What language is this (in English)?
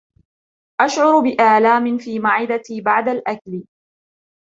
Arabic